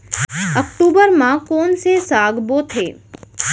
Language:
Chhattisgarhi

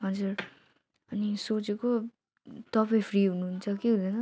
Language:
Nepali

